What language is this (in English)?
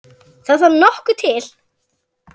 Icelandic